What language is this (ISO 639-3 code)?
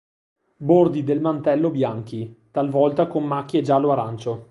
ita